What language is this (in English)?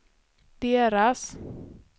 Swedish